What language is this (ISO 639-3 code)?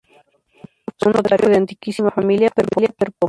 spa